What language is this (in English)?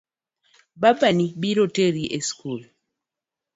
Luo (Kenya and Tanzania)